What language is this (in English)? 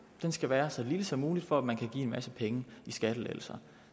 Danish